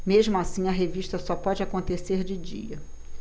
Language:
Portuguese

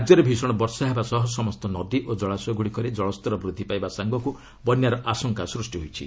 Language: Odia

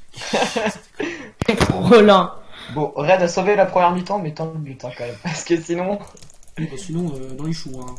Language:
French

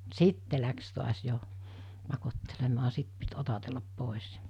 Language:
Finnish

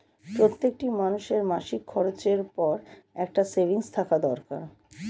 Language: Bangla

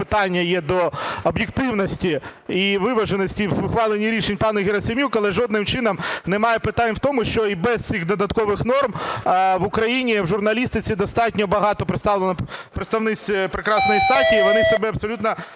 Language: Ukrainian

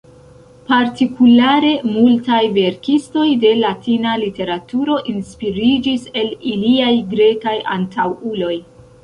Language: Esperanto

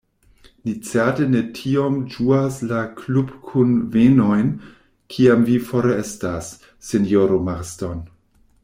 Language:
Esperanto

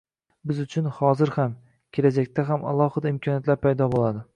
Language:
Uzbek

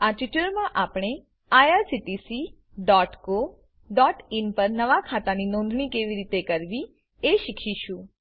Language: Gujarati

